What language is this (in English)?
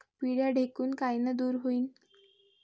Marathi